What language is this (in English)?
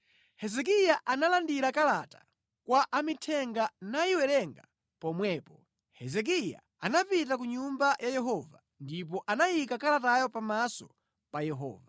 Nyanja